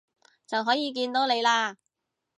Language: Cantonese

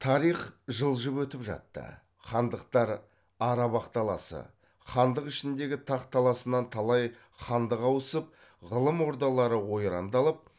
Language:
Kazakh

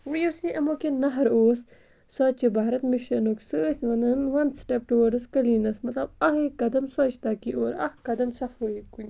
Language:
Kashmiri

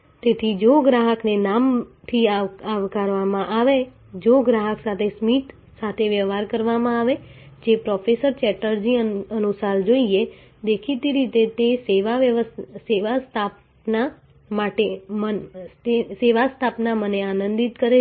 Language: Gujarati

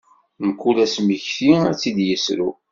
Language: Kabyle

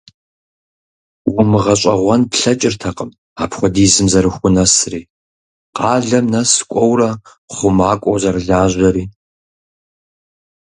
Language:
Kabardian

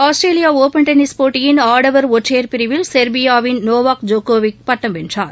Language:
Tamil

